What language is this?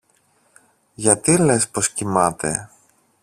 Greek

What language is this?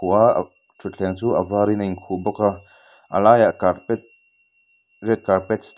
Mizo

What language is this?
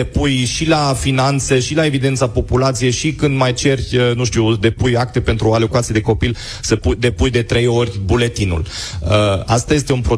Romanian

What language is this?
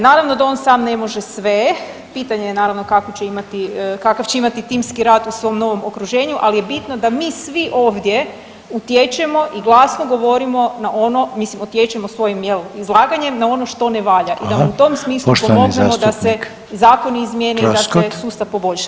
Croatian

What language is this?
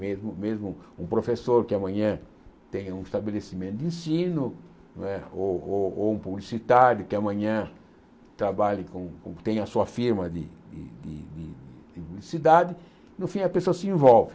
Portuguese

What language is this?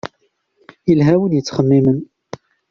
Kabyle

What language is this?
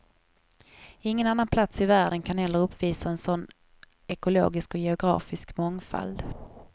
Swedish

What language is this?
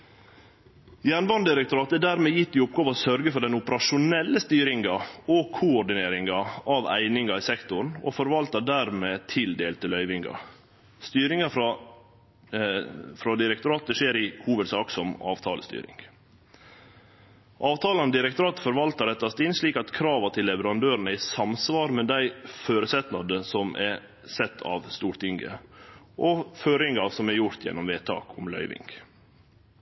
Norwegian Nynorsk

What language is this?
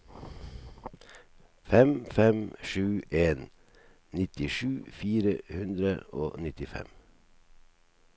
Norwegian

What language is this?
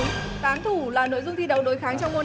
Vietnamese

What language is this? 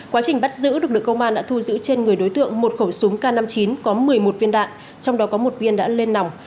Vietnamese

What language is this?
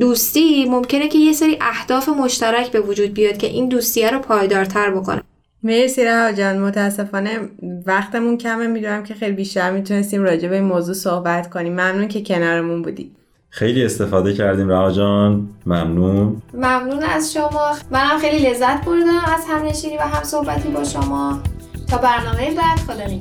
Persian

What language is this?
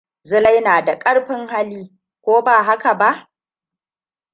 Hausa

